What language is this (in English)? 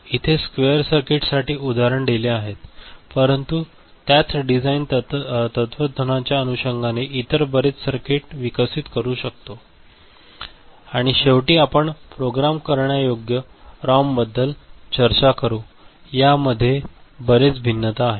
Marathi